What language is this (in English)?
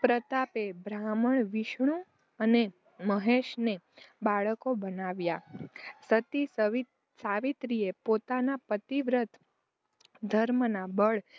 Gujarati